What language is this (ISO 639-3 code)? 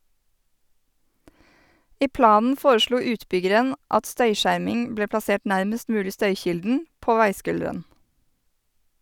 nor